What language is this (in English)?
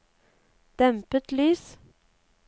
Norwegian